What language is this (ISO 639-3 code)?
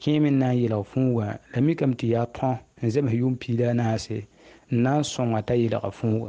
ara